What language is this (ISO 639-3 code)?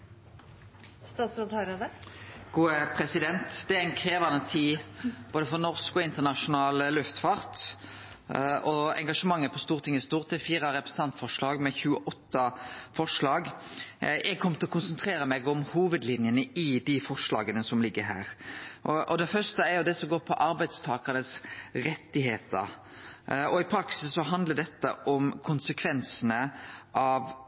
nno